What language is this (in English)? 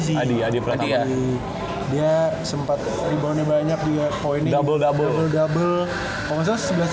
Indonesian